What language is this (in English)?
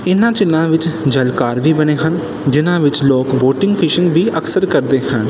Punjabi